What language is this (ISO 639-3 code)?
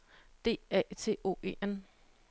dan